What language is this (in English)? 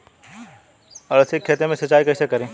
Bhojpuri